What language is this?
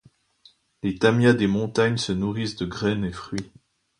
French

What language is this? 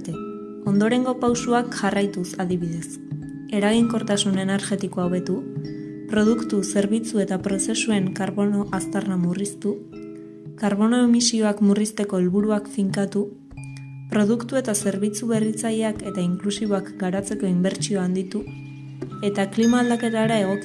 Basque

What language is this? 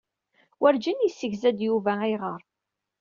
Kabyle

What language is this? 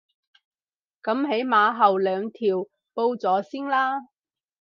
Cantonese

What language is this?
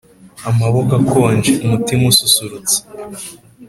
Kinyarwanda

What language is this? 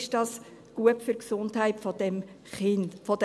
Swiss German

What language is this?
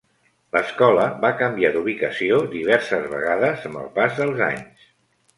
Catalan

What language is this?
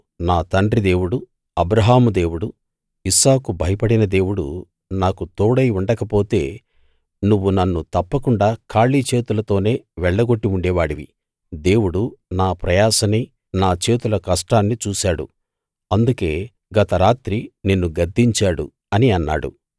Telugu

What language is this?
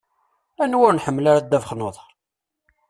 Kabyle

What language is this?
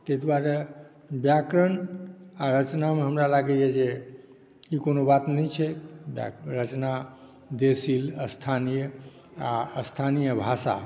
Maithili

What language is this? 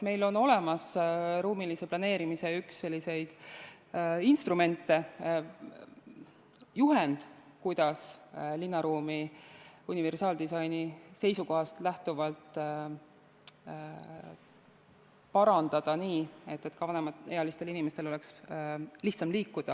Estonian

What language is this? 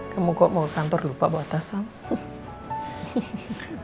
Indonesian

